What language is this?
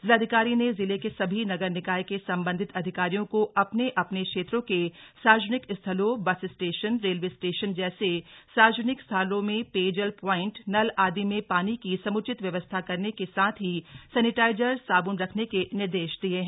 Hindi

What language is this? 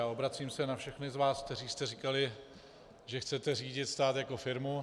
Czech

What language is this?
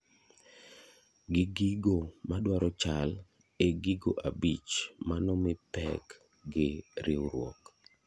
Luo (Kenya and Tanzania)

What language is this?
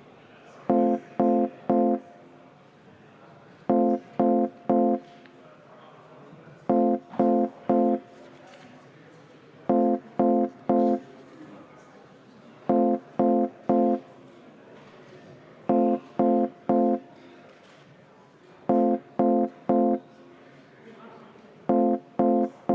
Estonian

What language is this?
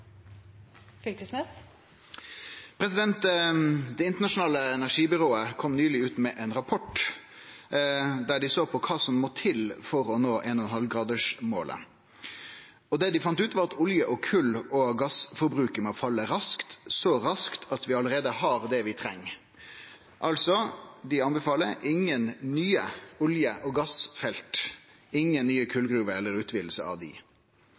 Norwegian Nynorsk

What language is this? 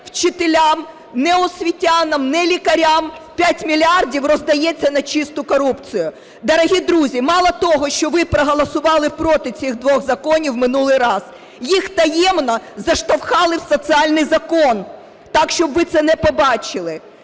Ukrainian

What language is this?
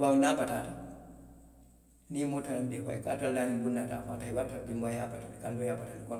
Western Maninkakan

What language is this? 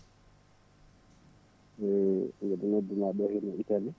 Fula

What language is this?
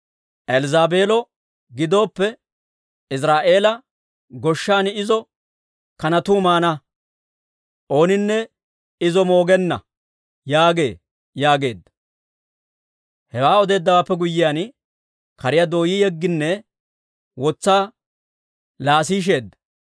Dawro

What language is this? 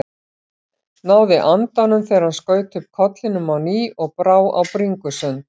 Icelandic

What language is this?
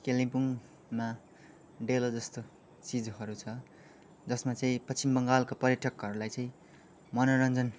Nepali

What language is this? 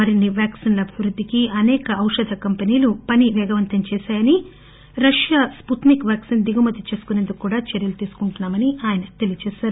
Telugu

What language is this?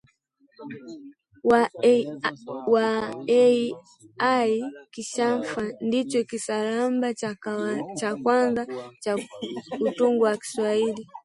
Swahili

